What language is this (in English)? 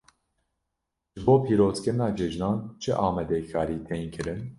Kurdish